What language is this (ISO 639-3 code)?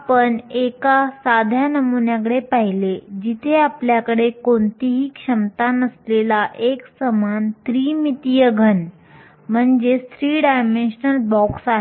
mar